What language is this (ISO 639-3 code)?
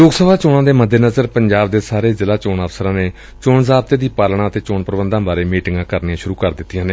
pan